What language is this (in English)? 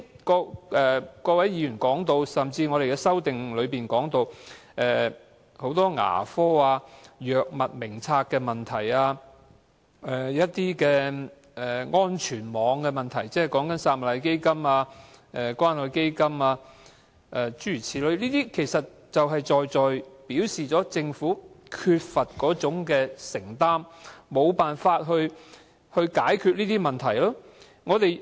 Cantonese